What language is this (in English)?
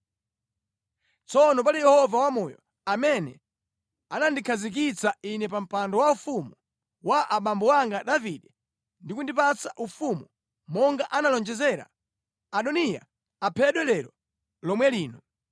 Nyanja